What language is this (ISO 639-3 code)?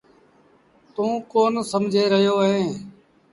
sbn